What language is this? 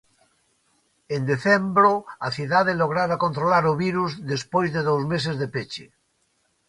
Galician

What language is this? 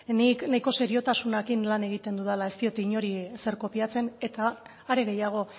Basque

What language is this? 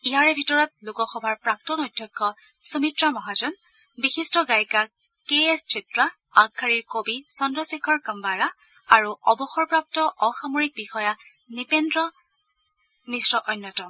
Assamese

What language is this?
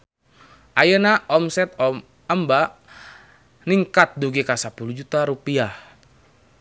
Sundanese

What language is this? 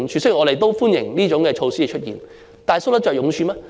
Cantonese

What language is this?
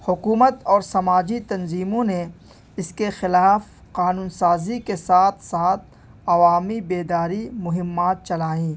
Urdu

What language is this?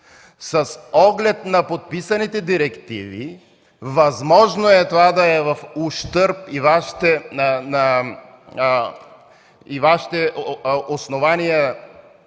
Bulgarian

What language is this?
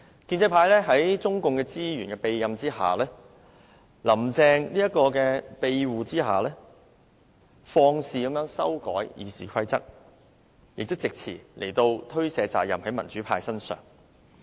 Cantonese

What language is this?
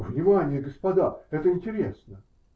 Russian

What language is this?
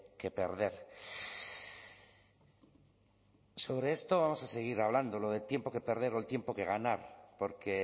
Spanish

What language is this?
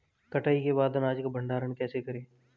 Hindi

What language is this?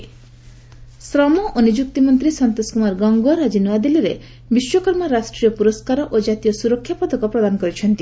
Odia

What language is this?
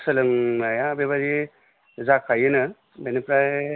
Bodo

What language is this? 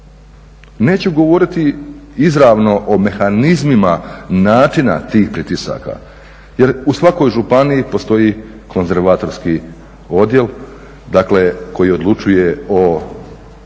Croatian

